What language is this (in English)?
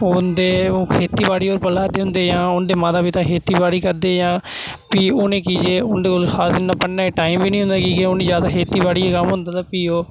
Dogri